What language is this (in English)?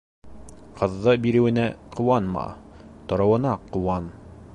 Bashkir